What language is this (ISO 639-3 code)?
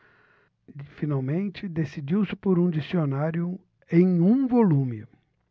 por